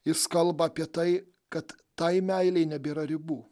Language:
Lithuanian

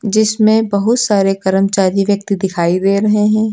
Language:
Hindi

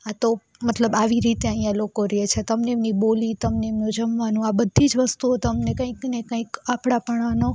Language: Gujarati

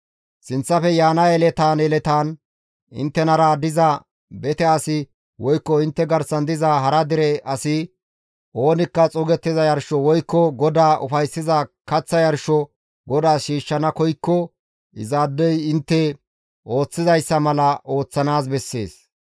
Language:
Gamo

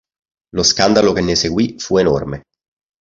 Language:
Italian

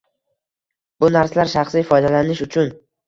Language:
Uzbek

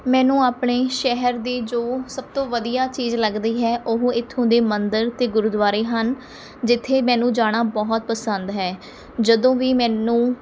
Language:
Punjabi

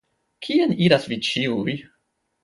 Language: Esperanto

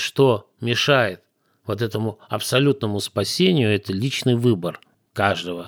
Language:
Russian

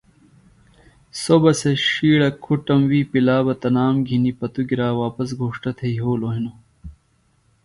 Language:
Phalura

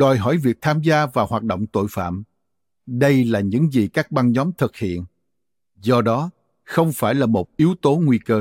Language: Vietnamese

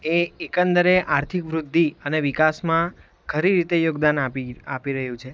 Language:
Gujarati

